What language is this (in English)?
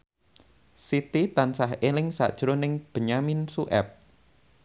Javanese